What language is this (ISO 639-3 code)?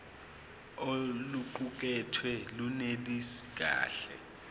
zul